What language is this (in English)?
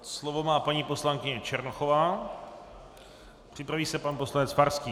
Czech